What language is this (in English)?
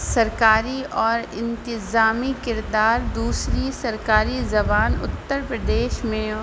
Urdu